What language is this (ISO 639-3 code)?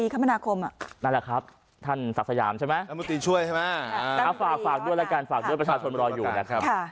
tha